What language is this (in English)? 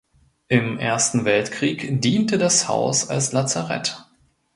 German